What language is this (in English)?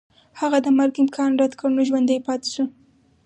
Pashto